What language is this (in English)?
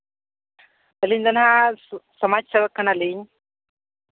Santali